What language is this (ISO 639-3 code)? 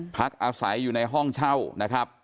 tha